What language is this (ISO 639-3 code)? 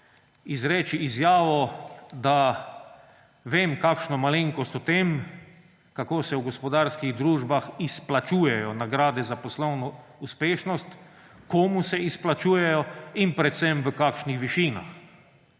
slv